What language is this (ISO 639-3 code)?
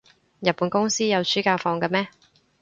yue